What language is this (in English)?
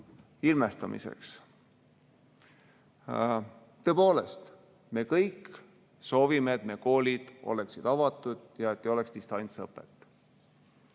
Estonian